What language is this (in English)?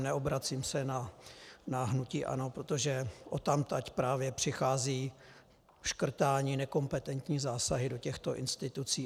Czech